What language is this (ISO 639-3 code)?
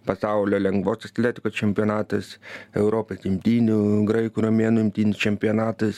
lit